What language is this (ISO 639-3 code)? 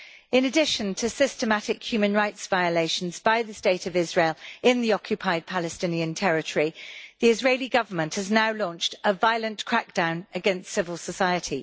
eng